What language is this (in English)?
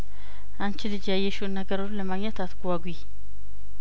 Amharic